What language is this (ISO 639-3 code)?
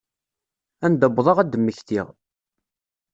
kab